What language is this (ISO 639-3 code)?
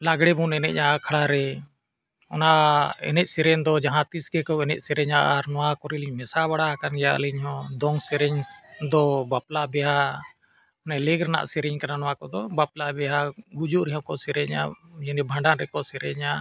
sat